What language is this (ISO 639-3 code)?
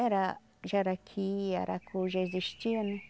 por